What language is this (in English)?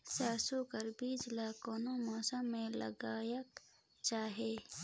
Chhattisgarhi